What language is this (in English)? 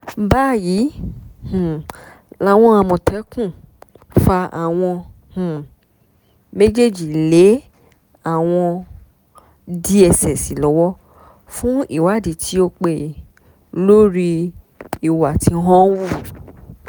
Yoruba